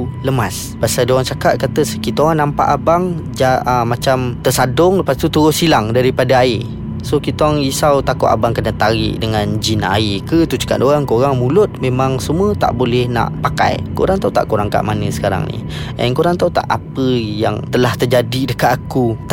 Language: Malay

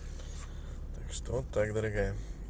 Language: Russian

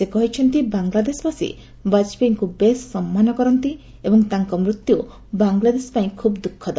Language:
Odia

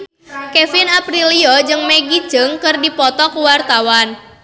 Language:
Sundanese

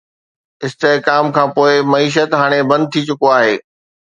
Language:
Sindhi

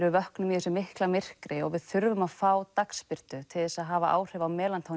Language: Icelandic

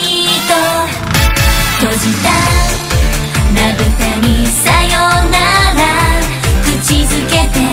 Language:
Japanese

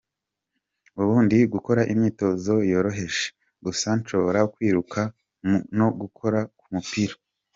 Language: Kinyarwanda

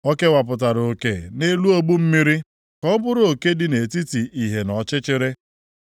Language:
Igbo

